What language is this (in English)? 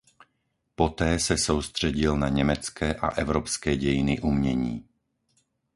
Czech